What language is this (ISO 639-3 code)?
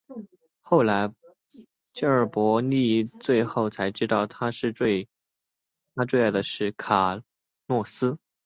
zho